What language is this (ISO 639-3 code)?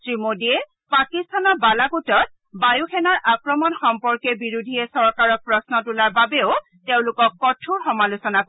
asm